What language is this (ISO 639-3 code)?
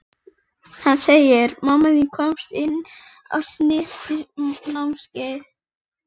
isl